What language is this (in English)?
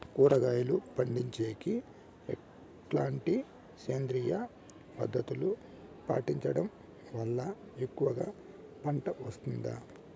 Telugu